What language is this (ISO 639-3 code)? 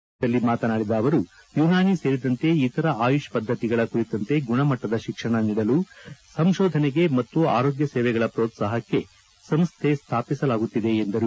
kan